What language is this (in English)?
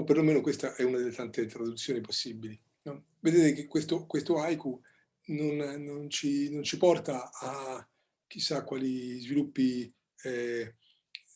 Italian